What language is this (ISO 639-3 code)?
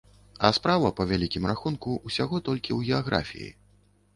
bel